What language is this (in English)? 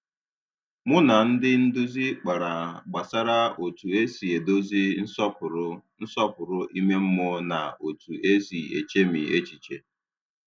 Igbo